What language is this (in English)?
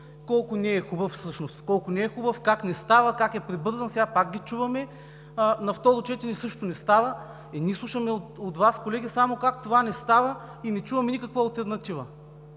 Bulgarian